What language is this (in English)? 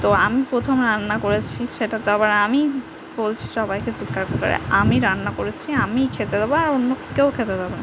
Bangla